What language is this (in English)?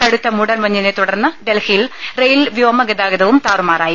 Malayalam